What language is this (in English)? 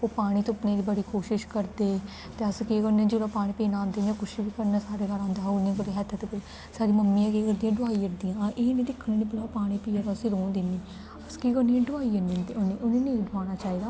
Dogri